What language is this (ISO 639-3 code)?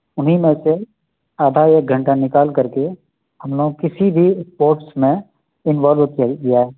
urd